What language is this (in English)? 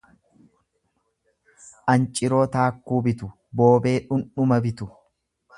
Oromo